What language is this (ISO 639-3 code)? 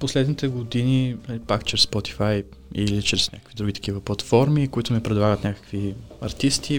bul